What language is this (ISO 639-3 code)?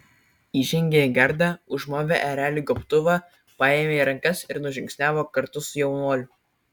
lit